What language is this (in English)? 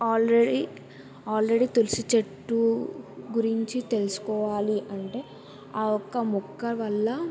Telugu